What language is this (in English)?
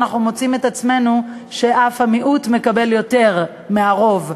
Hebrew